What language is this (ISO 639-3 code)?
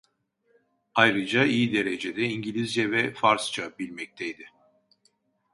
tur